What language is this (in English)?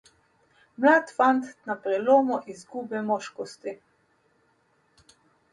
Slovenian